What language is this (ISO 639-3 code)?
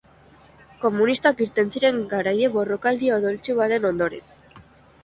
eus